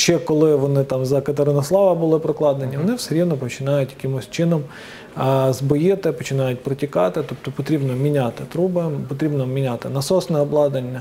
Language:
Ukrainian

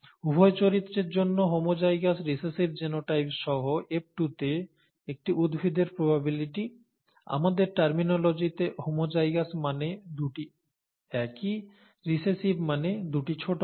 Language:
Bangla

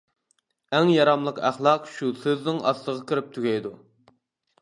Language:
Uyghur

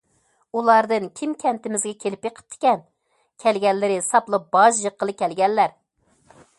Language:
Uyghur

